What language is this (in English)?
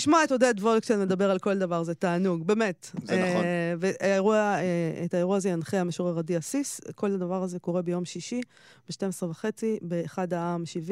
Hebrew